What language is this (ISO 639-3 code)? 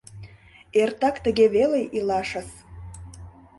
chm